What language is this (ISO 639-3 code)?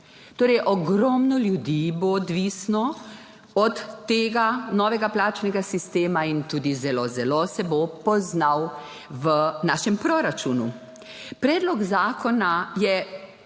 slv